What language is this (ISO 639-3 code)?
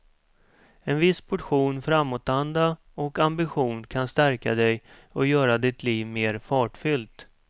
swe